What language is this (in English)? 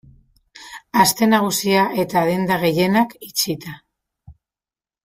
Basque